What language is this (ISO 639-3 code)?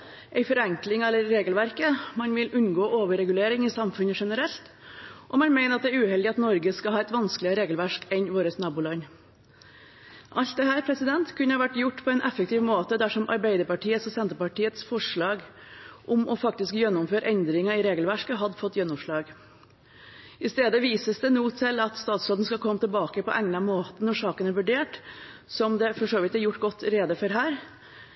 nob